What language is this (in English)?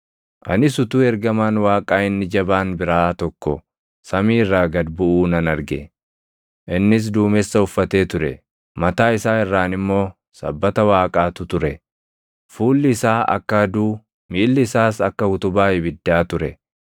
Oromo